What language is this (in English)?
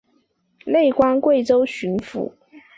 Chinese